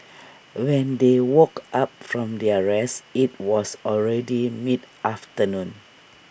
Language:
English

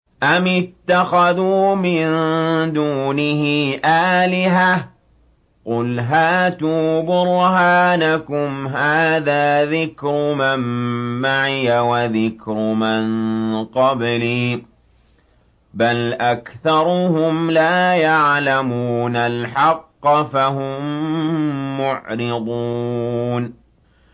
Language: Arabic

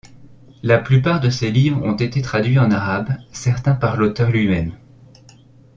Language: French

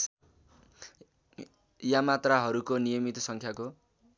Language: Nepali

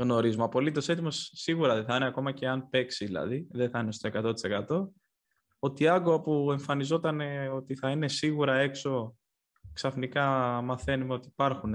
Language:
Greek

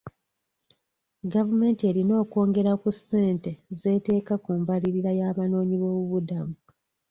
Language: Ganda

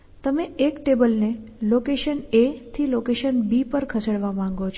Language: Gujarati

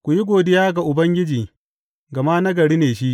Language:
Hausa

